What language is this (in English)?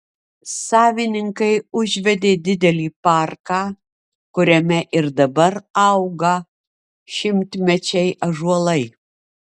Lithuanian